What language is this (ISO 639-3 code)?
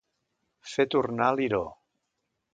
cat